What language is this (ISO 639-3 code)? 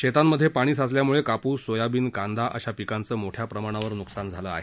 mar